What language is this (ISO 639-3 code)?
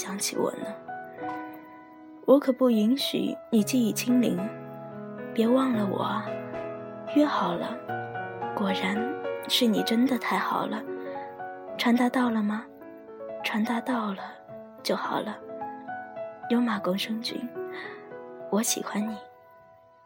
zho